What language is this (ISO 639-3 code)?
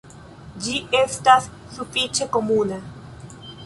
epo